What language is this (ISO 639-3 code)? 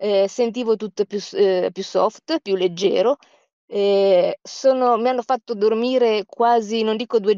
ita